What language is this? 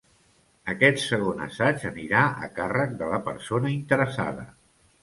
Catalan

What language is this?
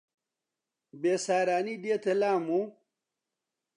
Central Kurdish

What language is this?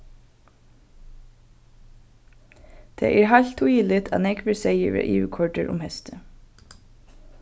Faroese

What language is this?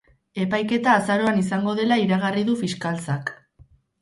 Basque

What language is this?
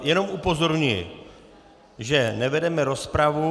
Czech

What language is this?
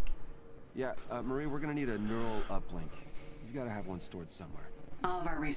English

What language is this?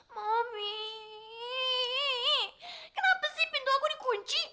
Indonesian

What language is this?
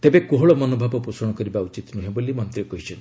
Odia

